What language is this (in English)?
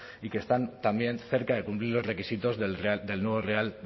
Spanish